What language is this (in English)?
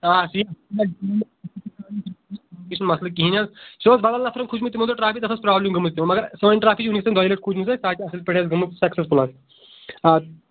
Kashmiri